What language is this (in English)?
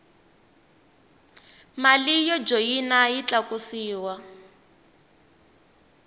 Tsonga